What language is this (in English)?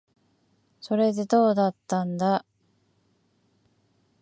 Japanese